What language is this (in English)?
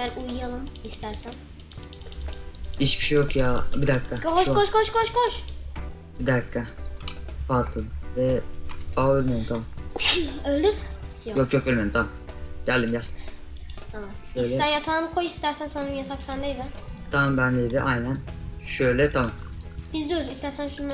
Turkish